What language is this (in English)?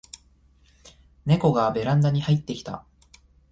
Japanese